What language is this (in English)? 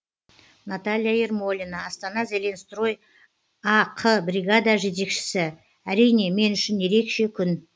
Kazakh